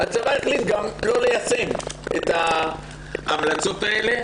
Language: Hebrew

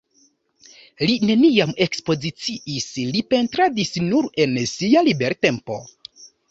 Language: Esperanto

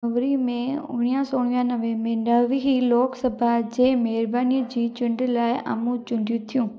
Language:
Sindhi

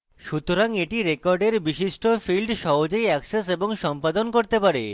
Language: Bangla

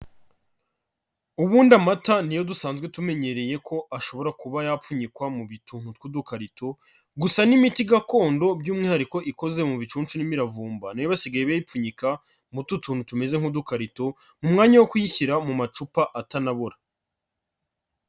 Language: Kinyarwanda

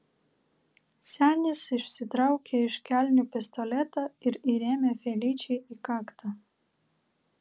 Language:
Lithuanian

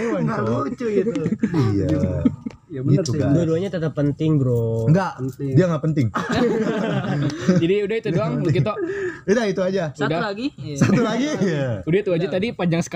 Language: Indonesian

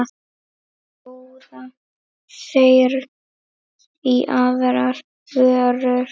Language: Icelandic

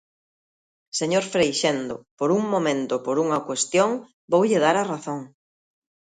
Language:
Galician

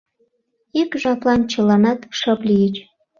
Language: Mari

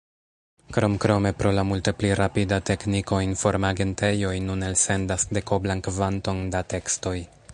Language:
Esperanto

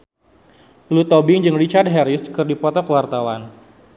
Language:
Sundanese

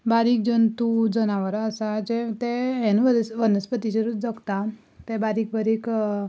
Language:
Konkani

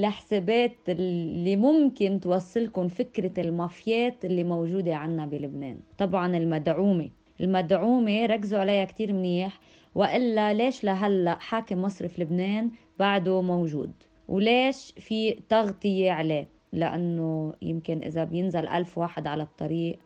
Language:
Arabic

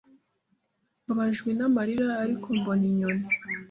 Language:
Kinyarwanda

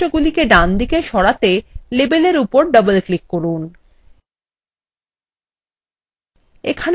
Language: Bangla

